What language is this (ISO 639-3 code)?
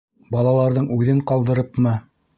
bak